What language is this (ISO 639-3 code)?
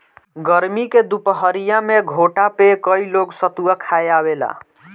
bho